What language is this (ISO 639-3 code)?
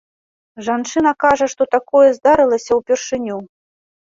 bel